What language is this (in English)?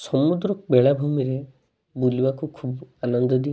Odia